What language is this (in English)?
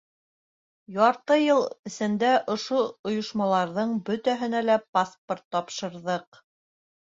Bashkir